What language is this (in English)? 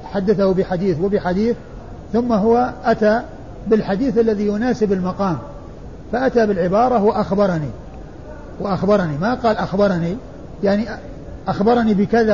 Arabic